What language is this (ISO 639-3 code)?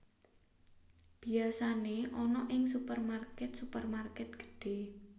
jav